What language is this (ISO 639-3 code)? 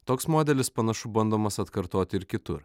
lit